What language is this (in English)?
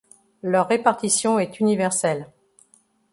French